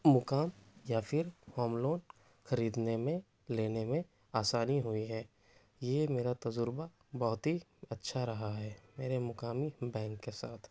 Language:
Urdu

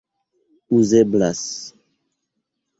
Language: Esperanto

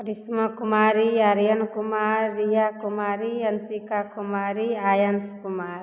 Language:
Maithili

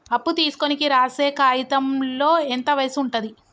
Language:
Telugu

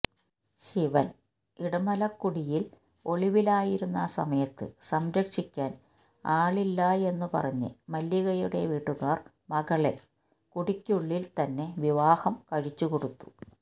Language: Malayalam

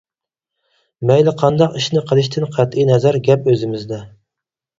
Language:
Uyghur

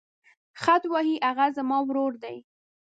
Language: Pashto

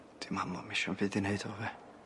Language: Welsh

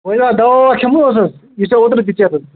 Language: Kashmiri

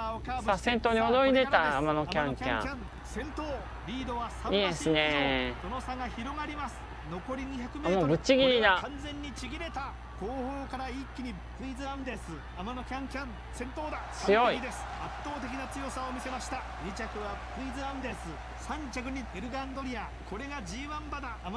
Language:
Japanese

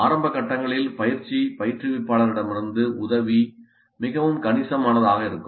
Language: Tamil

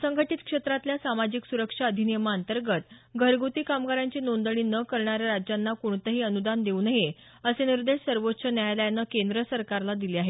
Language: Marathi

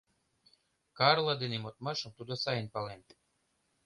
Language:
Mari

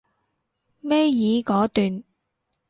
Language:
Cantonese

